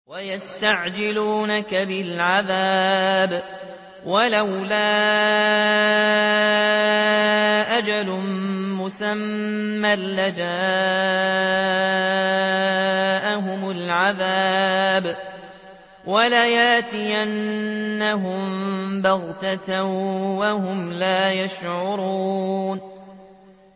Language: Arabic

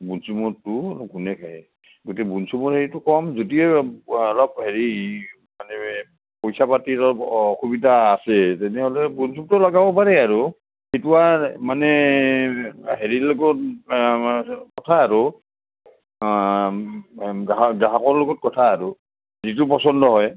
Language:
Assamese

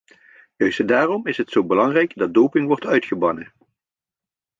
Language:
Dutch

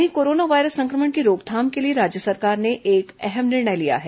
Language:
Hindi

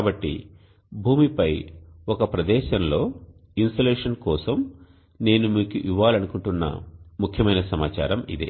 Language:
Telugu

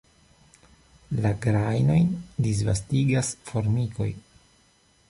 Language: Esperanto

